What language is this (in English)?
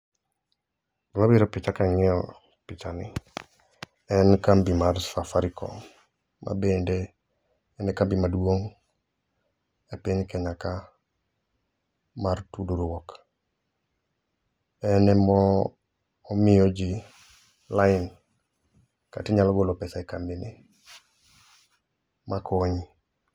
Luo (Kenya and Tanzania)